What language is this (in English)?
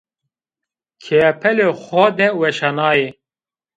Zaza